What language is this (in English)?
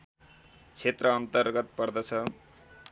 Nepali